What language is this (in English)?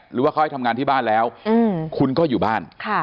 Thai